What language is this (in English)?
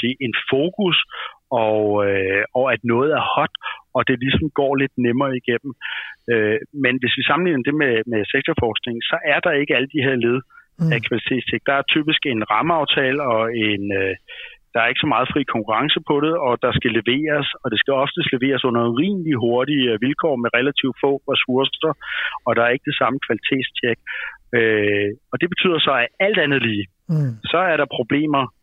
Danish